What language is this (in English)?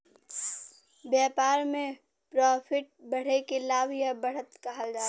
Bhojpuri